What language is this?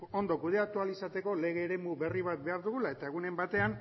Basque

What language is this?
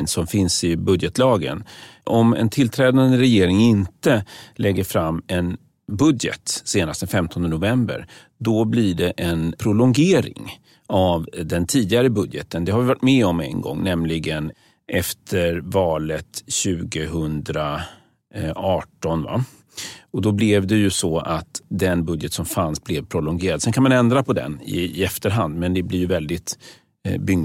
Swedish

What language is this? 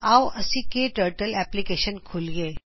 Punjabi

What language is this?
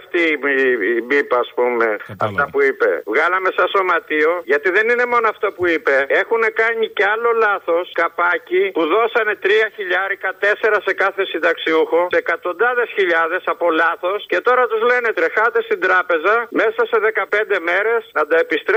Greek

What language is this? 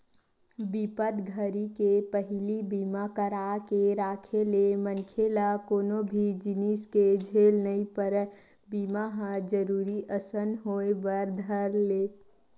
Chhattisgarhi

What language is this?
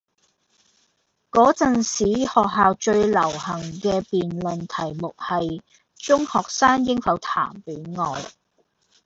Cantonese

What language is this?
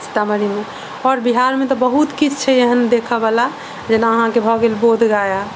Maithili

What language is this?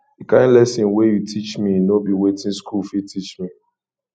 Nigerian Pidgin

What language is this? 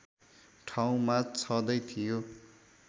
Nepali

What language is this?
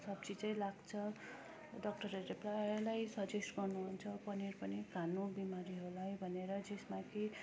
Nepali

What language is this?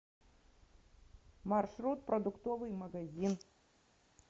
Russian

